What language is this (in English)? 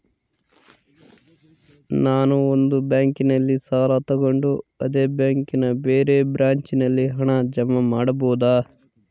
Kannada